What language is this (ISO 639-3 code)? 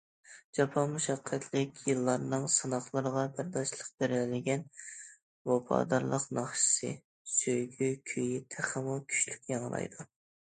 uig